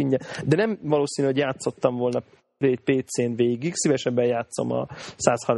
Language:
Hungarian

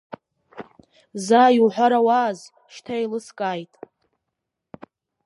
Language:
Abkhazian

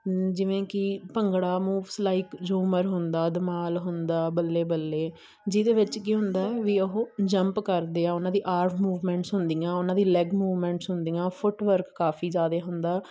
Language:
Punjabi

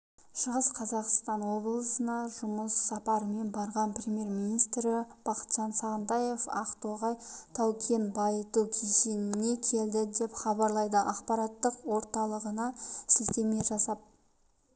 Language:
Kazakh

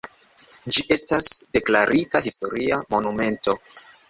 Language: Esperanto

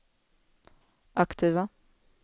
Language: Swedish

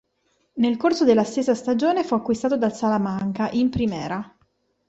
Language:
Italian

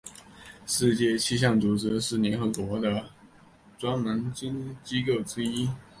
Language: Chinese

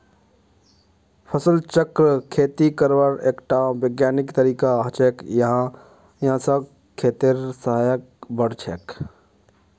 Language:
Magahi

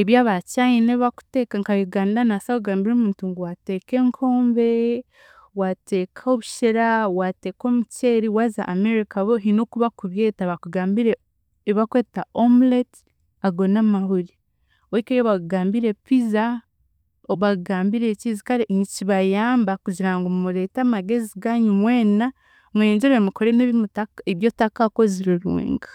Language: Chiga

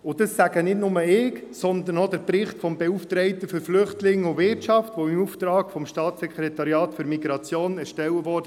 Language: Swiss German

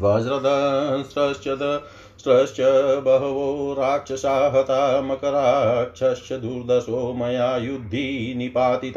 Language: Hindi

